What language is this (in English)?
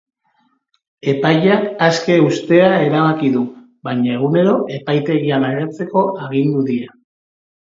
Basque